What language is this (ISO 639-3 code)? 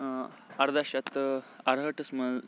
kas